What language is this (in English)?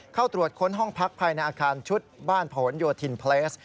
Thai